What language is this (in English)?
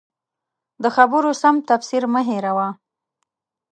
Pashto